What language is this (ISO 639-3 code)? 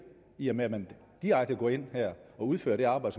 dan